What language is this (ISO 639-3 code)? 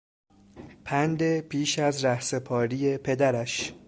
fas